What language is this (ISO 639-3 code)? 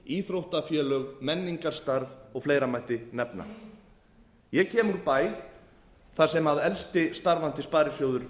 isl